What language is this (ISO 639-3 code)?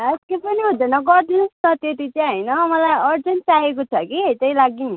nep